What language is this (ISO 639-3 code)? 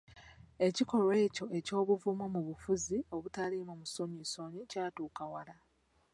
lug